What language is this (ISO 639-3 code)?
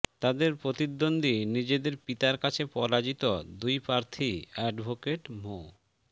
ben